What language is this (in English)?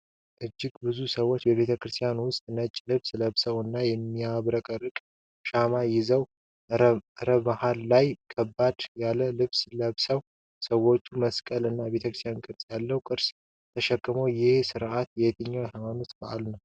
Amharic